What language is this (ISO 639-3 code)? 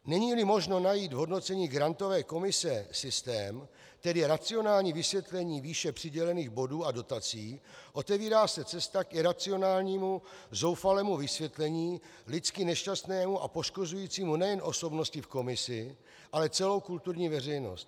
ces